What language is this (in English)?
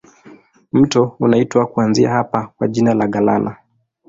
Swahili